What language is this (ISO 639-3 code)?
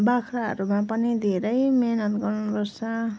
nep